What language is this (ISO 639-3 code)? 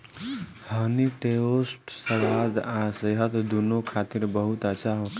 bho